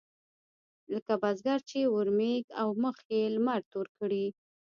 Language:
Pashto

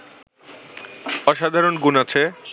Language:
Bangla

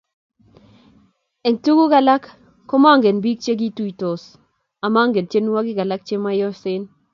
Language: Kalenjin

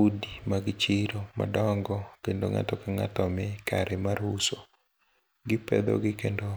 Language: Luo (Kenya and Tanzania)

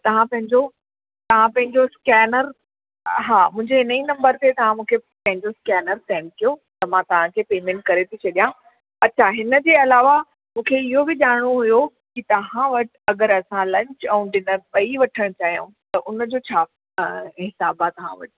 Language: Sindhi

